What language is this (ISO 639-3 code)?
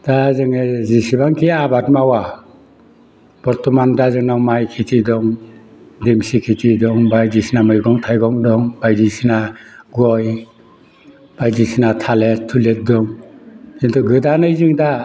brx